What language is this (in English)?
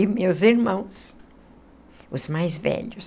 Portuguese